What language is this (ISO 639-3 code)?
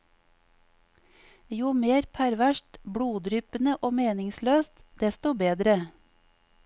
nor